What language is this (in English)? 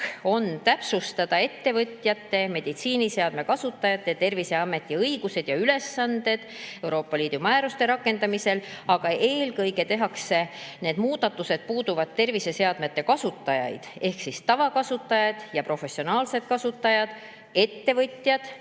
Estonian